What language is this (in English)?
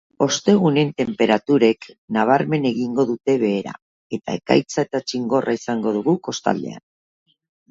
Basque